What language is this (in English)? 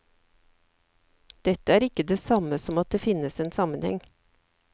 Norwegian